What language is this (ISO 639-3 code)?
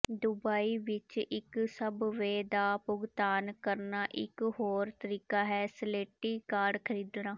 pan